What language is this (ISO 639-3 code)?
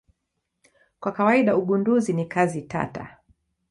swa